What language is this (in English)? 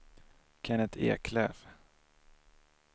Swedish